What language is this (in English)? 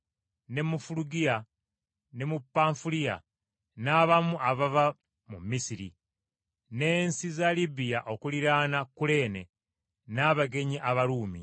Ganda